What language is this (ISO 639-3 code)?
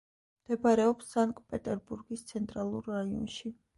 kat